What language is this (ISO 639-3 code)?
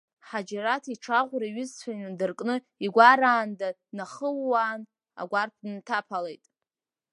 abk